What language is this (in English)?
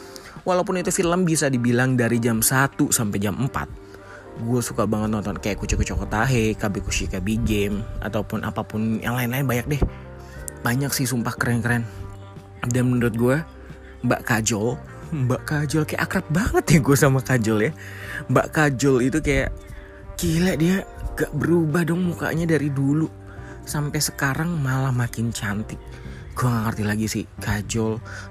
Indonesian